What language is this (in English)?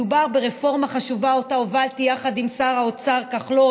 Hebrew